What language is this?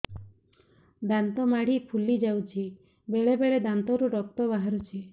Odia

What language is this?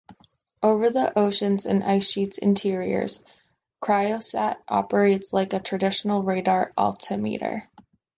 English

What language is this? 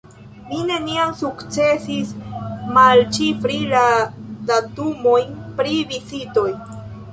Esperanto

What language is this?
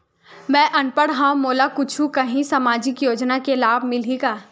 Chhattisgarhi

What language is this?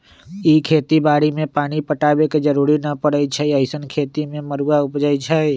Magahi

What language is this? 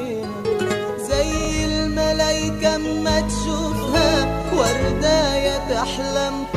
Arabic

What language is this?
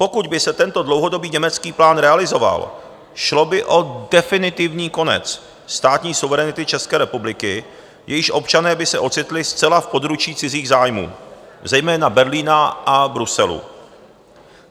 Czech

